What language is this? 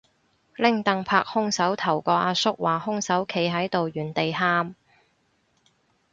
Cantonese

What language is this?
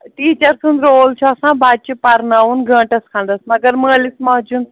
Kashmiri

